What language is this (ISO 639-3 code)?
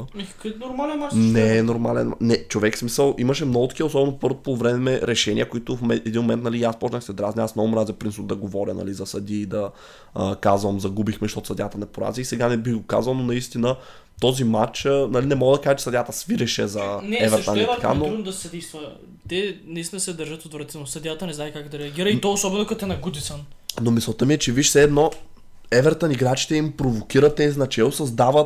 bul